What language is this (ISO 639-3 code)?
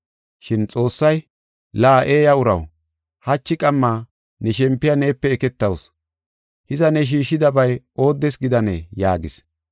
gof